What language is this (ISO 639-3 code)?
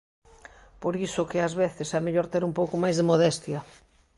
glg